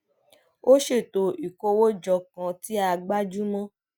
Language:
Yoruba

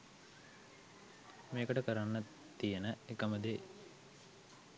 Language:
Sinhala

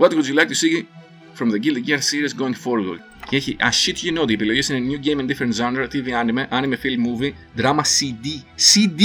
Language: Greek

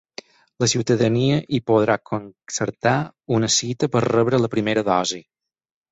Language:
Catalan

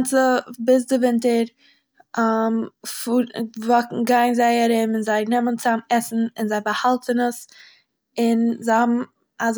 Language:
Yiddish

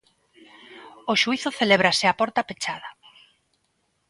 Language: Galician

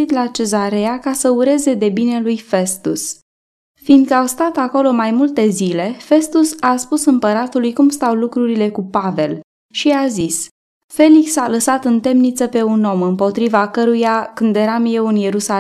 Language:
Romanian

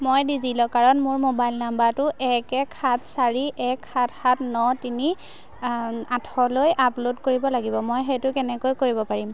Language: Assamese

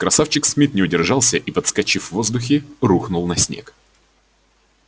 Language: Russian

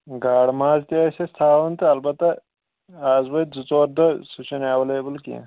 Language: Kashmiri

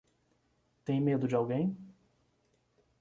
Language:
Portuguese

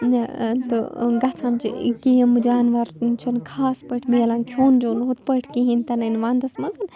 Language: Kashmiri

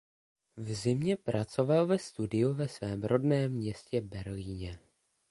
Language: Czech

